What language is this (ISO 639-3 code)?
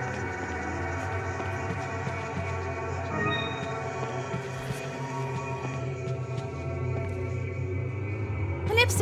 deu